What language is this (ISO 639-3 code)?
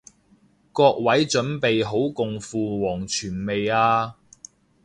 yue